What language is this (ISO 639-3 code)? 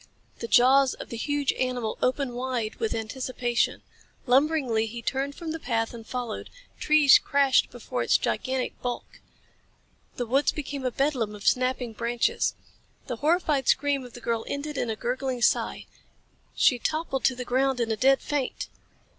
eng